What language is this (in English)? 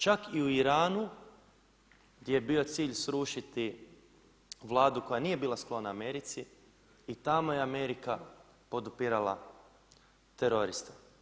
Croatian